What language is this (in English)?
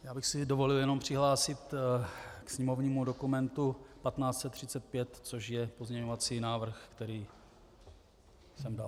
Czech